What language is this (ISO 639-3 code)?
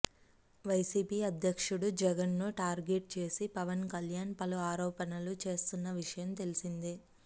tel